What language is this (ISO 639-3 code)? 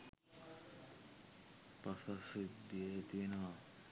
sin